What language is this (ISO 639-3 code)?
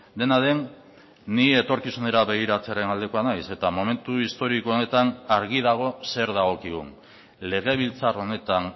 eus